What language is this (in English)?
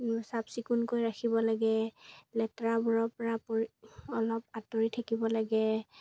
Assamese